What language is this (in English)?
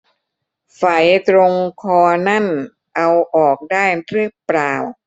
Thai